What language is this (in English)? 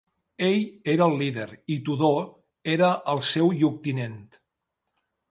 Catalan